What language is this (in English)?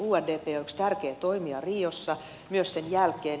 Finnish